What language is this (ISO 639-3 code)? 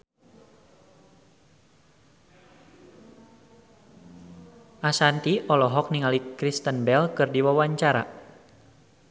sun